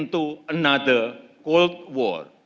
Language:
Indonesian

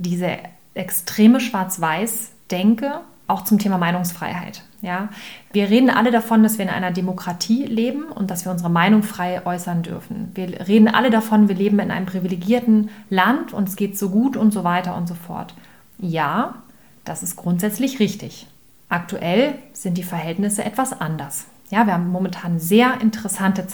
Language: German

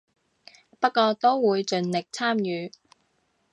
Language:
Cantonese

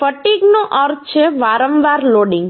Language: Gujarati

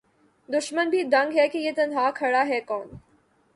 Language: Urdu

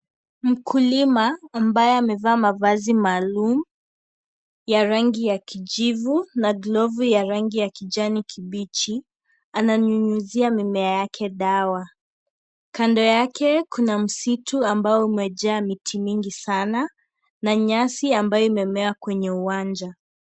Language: Swahili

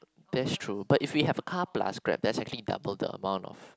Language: English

